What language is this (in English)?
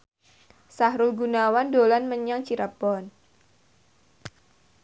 Javanese